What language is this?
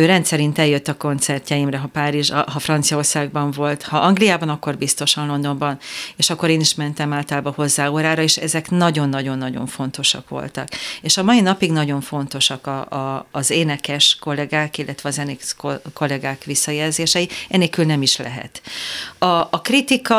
Hungarian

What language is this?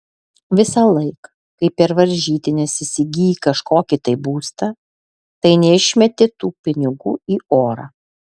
Lithuanian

